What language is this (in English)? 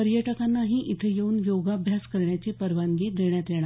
Marathi